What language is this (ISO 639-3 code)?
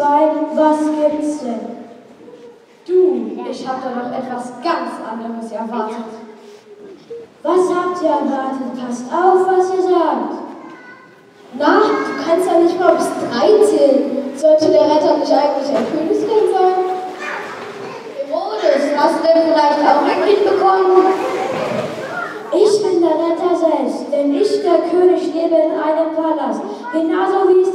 deu